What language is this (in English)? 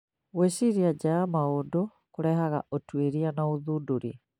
Kikuyu